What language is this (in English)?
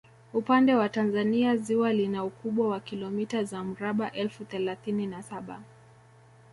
Swahili